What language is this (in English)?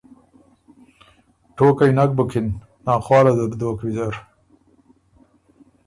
Ormuri